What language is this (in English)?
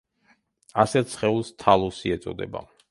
Georgian